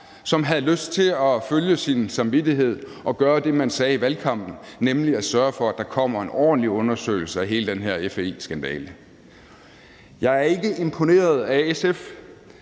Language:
Danish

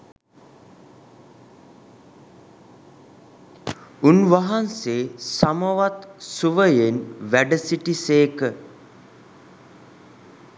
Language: Sinhala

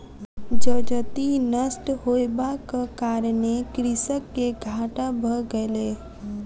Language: Maithili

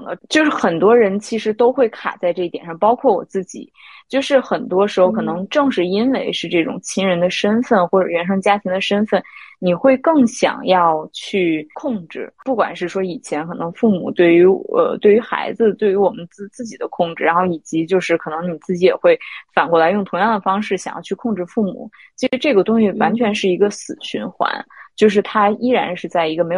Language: Chinese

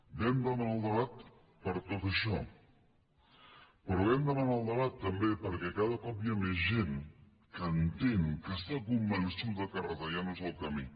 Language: Catalan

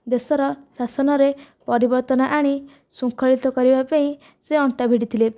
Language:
Odia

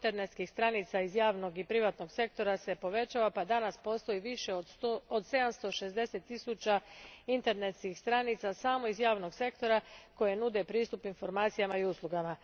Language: Croatian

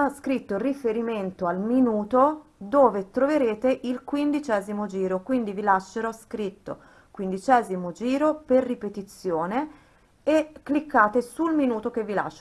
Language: Italian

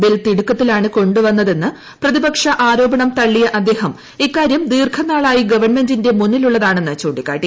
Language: Malayalam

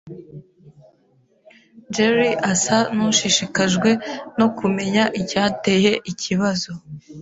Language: Kinyarwanda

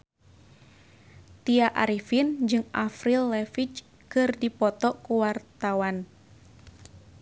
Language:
Sundanese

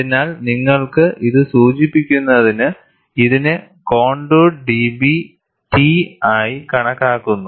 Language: Malayalam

